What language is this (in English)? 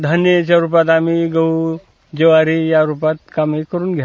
Marathi